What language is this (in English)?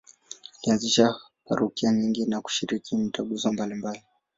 Swahili